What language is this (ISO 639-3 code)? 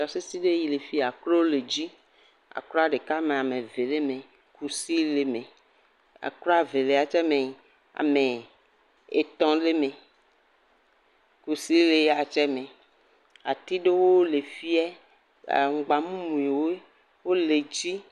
ewe